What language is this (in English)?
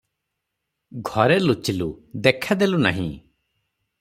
Odia